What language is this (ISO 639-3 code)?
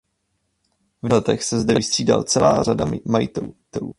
ces